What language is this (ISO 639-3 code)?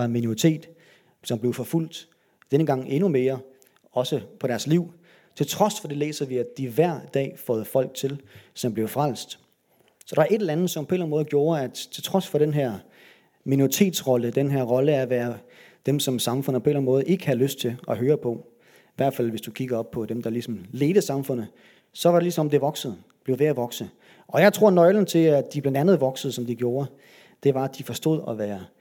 dan